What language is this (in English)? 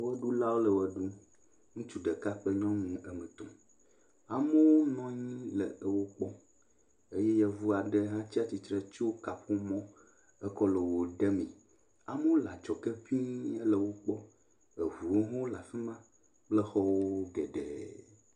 Ewe